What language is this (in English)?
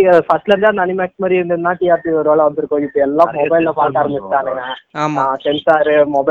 Tamil